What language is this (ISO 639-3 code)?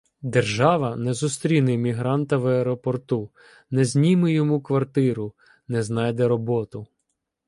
ukr